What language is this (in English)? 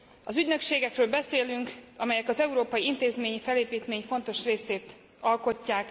Hungarian